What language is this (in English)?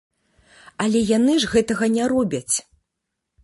Belarusian